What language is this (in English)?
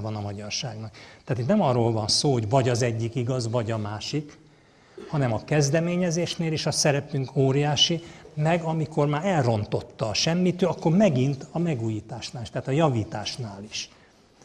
Hungarian